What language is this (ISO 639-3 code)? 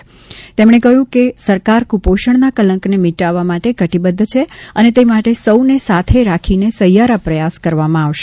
guj